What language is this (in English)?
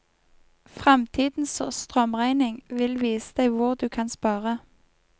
Norwegian